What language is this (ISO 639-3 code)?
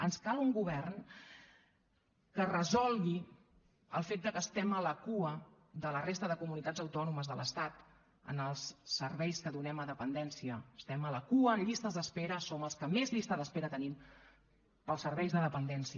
cat